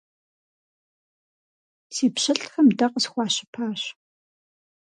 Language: Kabardian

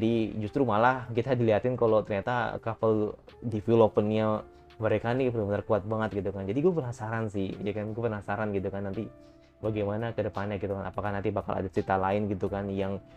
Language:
Indonesian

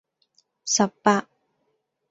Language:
Cantonese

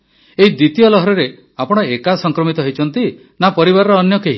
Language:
Odia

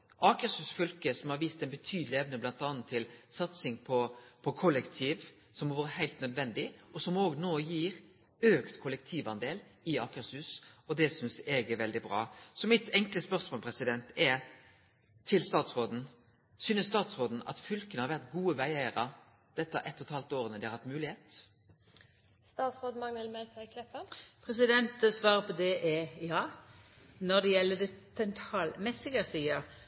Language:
Norwegian Nynorsk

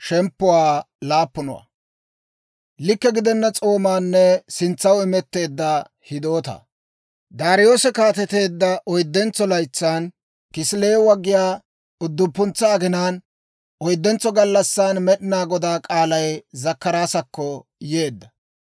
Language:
Dawro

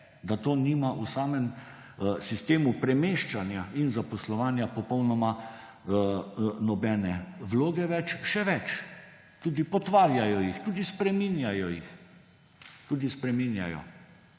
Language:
Slovenian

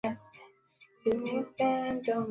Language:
Swahili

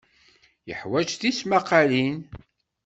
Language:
Kabyle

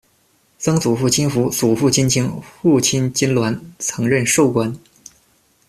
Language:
Chinese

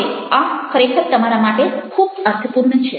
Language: Gujarati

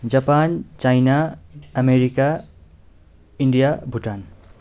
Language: Nepali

